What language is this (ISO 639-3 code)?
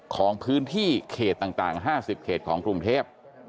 tha